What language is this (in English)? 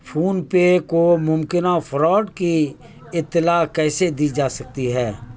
Urdu